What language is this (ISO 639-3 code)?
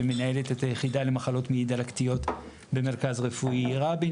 heb